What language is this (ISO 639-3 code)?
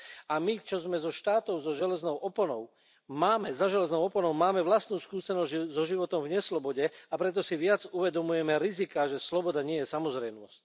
slk